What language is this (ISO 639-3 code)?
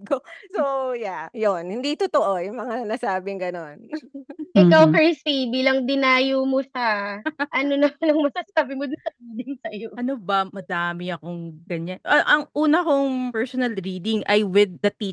fil